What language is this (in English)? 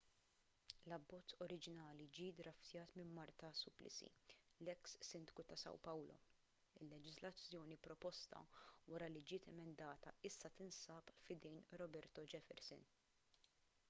Maltese